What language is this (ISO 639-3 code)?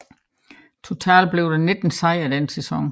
dan